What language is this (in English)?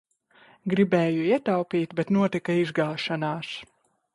Latvian